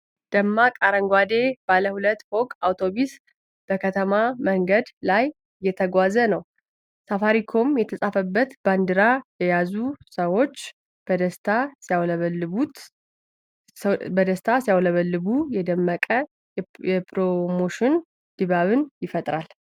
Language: Amharic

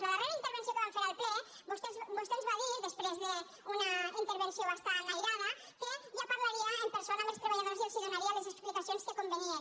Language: Catalan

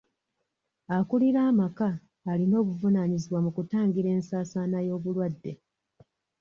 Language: Ganda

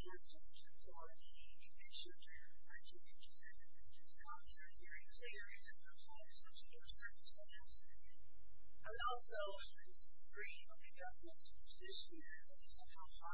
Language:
English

